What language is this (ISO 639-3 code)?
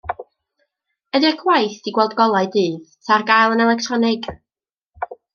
cym